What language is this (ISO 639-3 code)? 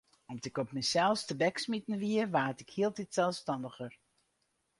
fry